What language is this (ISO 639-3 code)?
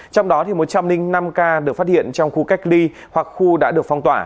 vie